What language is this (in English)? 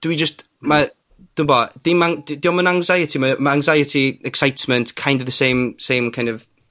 Welsh